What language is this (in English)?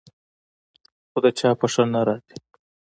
Pashto